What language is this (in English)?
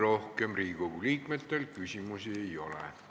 Estonian